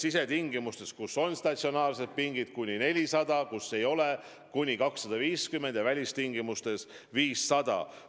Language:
Estonian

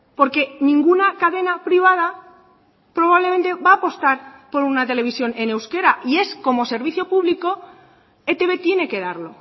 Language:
Spanish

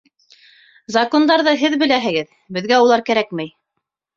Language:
Bashkir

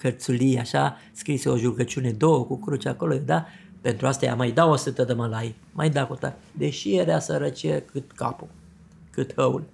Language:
Romanian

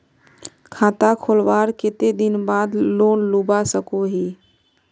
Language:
Magahi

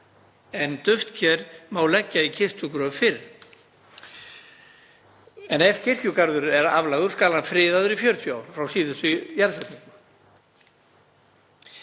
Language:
Icelandic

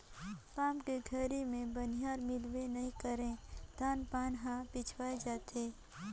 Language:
Chhattisgarhi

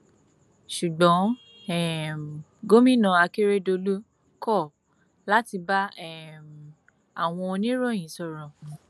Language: Yoruba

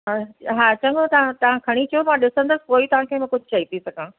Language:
Sindhi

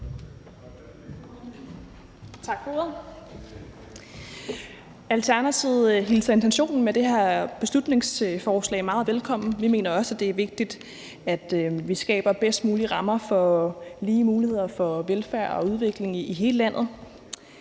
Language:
Danish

